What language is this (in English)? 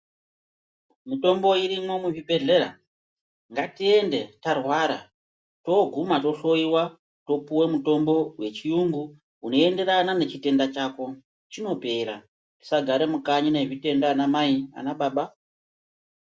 Ndau